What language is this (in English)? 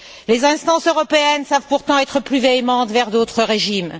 French